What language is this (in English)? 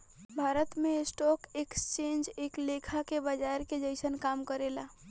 Bhojpuri